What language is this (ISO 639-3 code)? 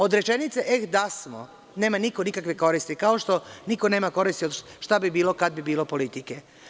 srp